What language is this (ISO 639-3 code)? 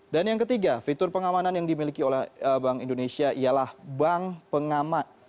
ind